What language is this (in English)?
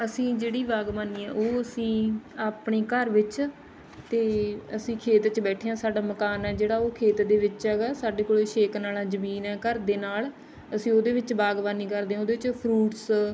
Punjabi